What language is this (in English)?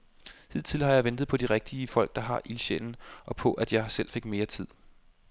Danish